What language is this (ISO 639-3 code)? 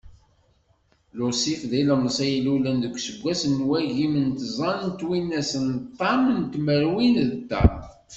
kab